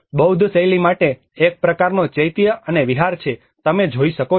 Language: Gujarati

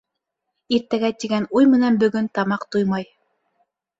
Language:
Bashkir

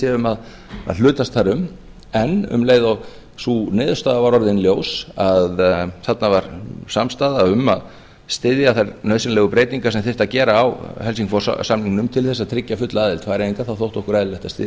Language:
Icelandic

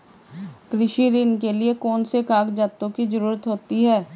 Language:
Hindi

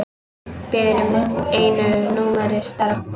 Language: Icelandic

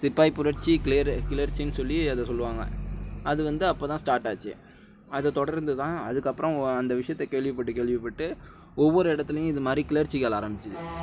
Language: Tamil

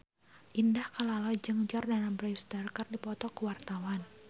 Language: Sundanese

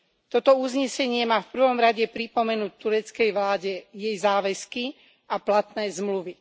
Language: Slovak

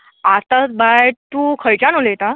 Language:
Konkani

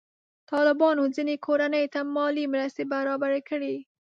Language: Pashto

